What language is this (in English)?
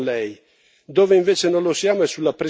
Italian